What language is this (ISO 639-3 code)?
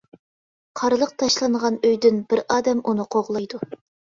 uig